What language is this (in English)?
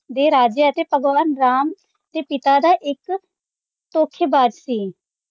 Punjabi